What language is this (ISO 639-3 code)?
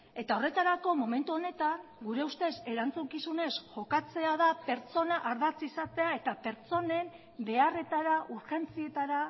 eus